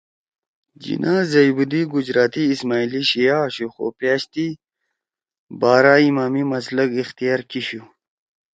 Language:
Torwali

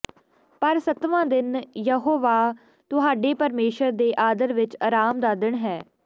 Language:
Punjabi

